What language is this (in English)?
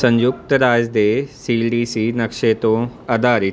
Punjabi